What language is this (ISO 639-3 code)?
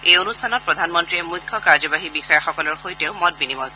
asm